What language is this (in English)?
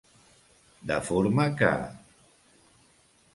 Catalan